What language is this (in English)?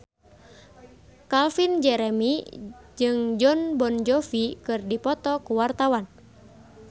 Sundanese